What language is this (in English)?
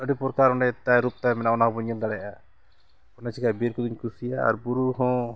Santali